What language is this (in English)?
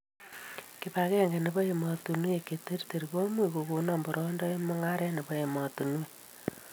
Kalenjin